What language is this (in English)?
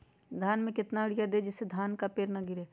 Magahi